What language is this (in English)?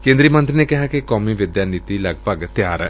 Punjabi